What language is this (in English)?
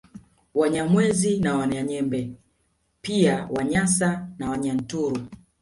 Swahili